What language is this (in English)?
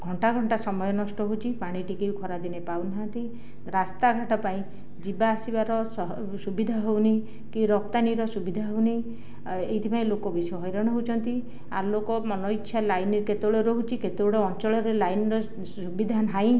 Odia